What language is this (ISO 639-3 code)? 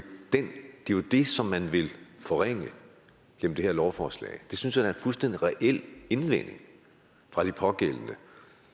dan